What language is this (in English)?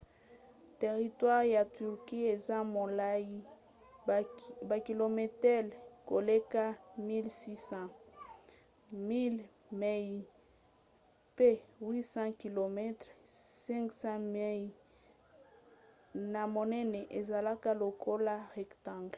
Lingala